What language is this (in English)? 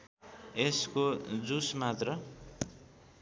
Nepali